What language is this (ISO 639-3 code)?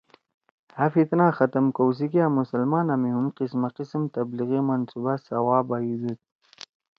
trw